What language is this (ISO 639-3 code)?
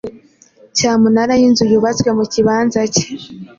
kin